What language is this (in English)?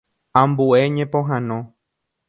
Guarani